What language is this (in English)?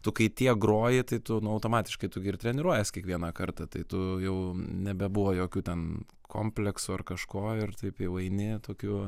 Lithuanian